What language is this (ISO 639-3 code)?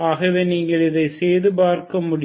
tam